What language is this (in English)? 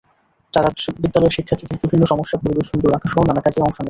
Bangla